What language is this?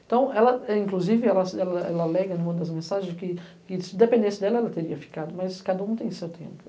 Portuguese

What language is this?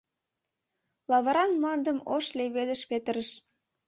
Mari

